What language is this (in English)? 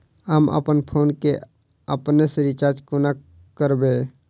Maithili